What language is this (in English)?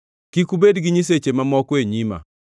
Luo (Kenya and Tanzania)